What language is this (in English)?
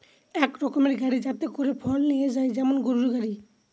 Bangla